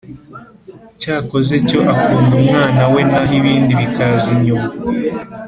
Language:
Kinyarwanda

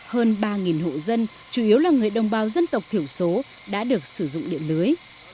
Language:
Vietnamese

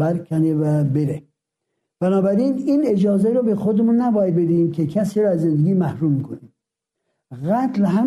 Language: Persian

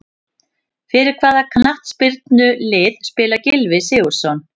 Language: Icelandic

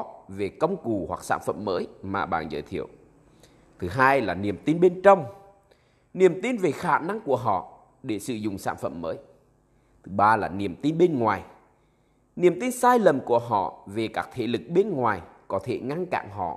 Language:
Vietnamese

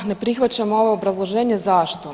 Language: Croatian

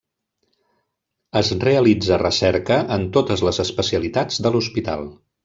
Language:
Catalan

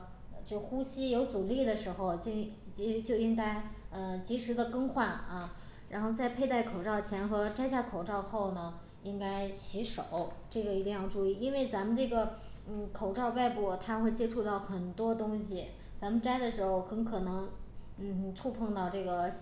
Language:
Chinese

